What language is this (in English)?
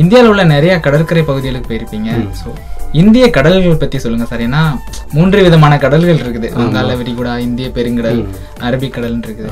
Tamil